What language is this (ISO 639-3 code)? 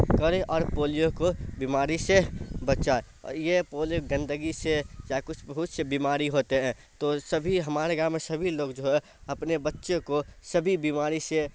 urd